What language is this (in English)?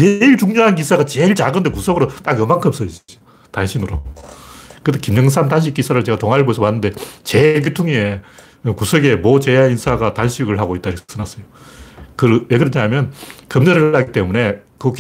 Korean